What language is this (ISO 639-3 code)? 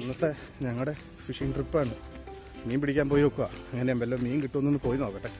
eng